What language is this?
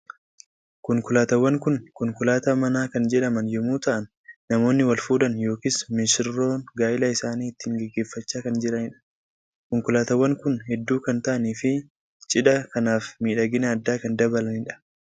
Oromo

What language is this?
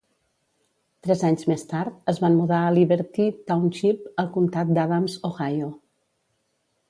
Catalan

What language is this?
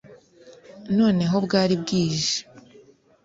Kinyarwanda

